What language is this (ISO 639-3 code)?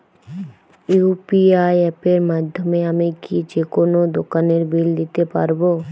ben